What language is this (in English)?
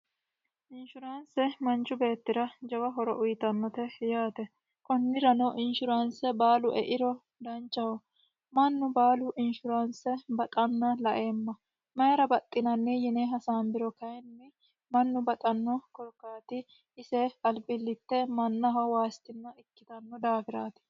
Sidamo